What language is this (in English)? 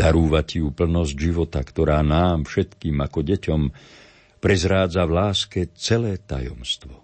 Slovak